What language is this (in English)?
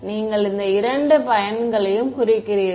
Tamil